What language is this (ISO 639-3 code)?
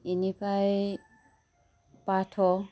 brx